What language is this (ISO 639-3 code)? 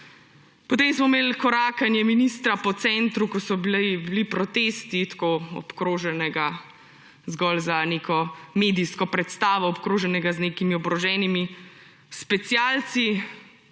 slv